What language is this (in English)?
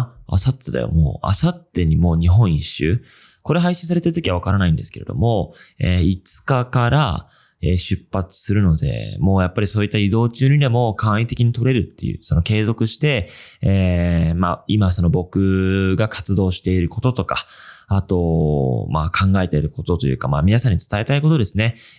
Japanese